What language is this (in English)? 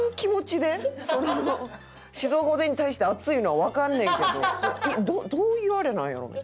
Japanese